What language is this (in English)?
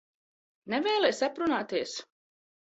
Latvian